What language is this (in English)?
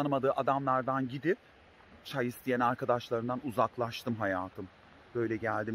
Turkish